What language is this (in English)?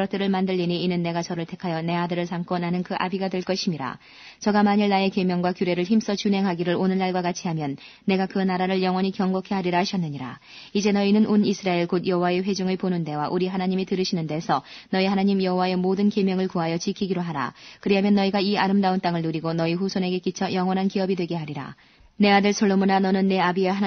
Korean